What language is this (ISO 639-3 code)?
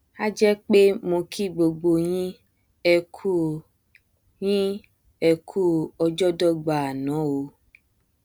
yor